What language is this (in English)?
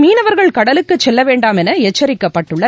Tamil